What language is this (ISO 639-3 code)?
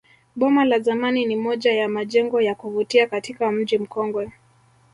swa